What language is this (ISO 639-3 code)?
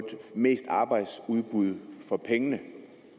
dan